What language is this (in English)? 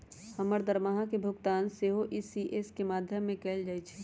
Magahi